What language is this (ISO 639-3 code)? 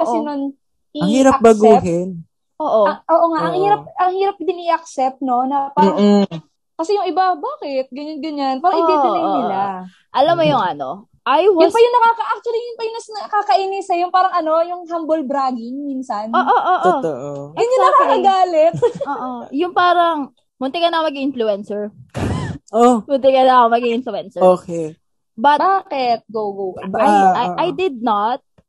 fil